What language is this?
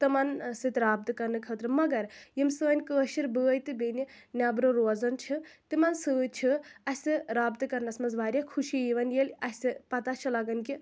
Kashmiri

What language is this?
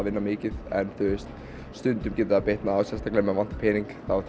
Icelandic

